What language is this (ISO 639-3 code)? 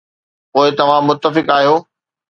snd